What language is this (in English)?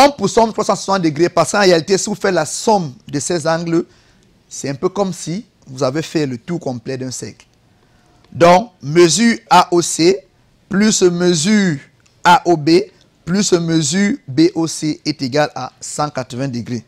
French